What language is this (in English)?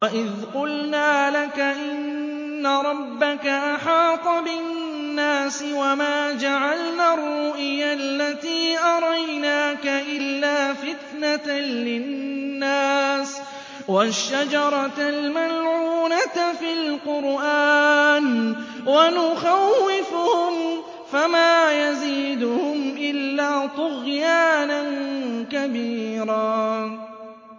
Arabic